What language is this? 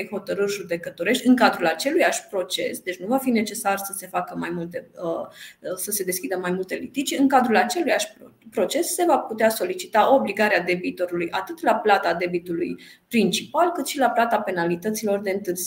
Romanian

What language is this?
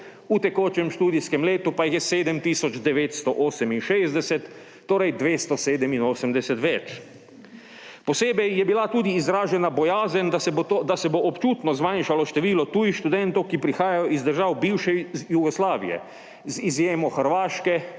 Slovenian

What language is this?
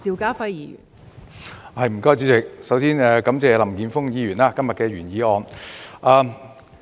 Cantonese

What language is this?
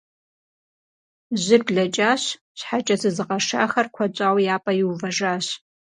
Kabardian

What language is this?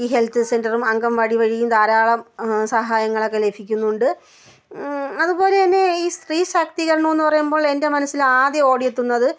Malayalam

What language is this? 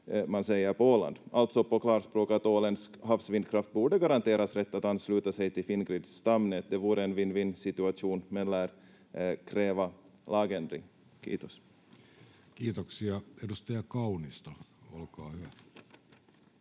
Finnish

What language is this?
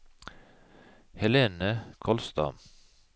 Norwegian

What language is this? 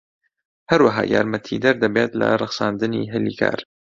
Central Kurdish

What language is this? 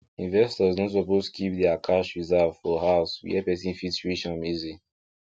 Nigerian Pidgin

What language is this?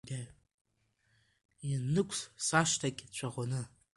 Abkhazian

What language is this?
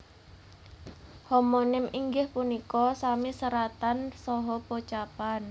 Javanese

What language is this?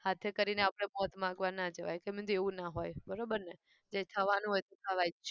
Gujarati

